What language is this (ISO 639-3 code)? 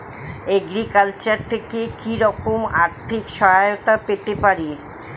ben